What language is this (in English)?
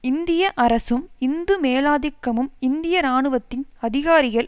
Tamil